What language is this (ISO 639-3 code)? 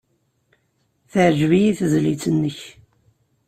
kab